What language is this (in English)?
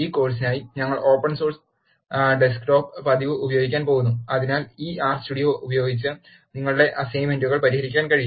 Malayalam